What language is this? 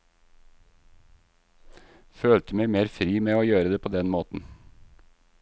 Norwegian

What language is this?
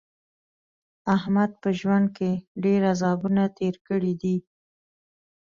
Pashto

